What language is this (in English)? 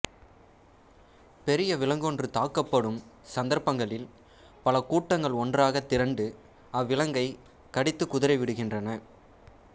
Tamil